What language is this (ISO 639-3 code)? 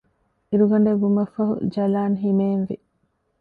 div